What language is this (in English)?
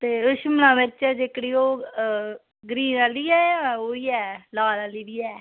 Dogri